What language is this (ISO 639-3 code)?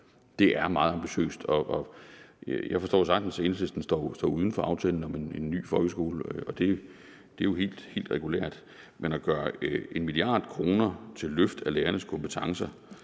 dan